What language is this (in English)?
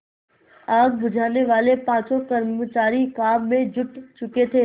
Hindi